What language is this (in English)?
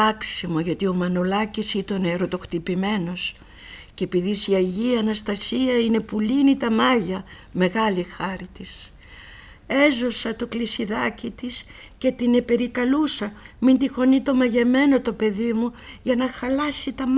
Greek